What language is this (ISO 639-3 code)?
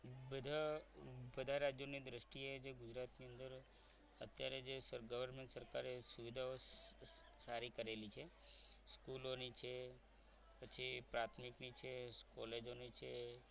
guj